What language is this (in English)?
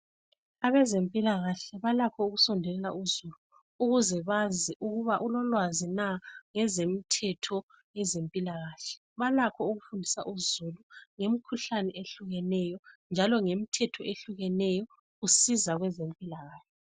North Ndebele